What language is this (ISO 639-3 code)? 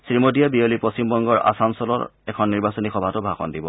asm